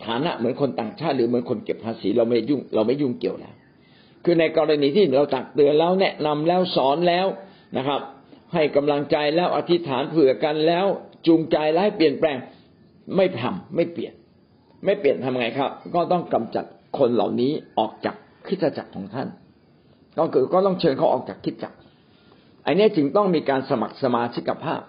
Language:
Thai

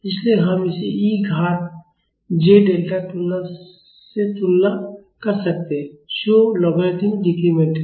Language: Hindi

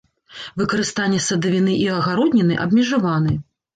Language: Belarusian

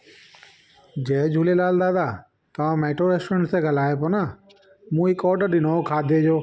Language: Sindhi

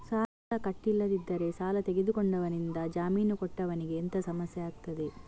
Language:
Kannada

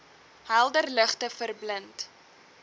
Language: Afrikaans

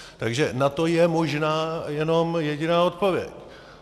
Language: Czech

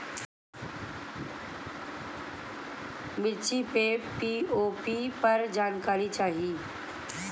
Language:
Bhojpuri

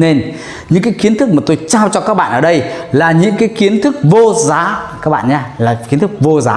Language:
Vietnamese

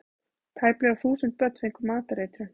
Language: Icelandic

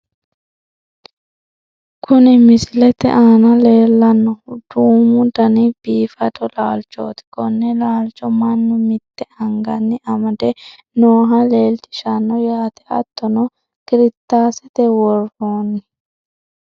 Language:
Sidamo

